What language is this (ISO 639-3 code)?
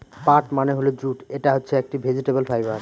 ben